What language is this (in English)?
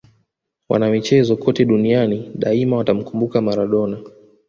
Swahili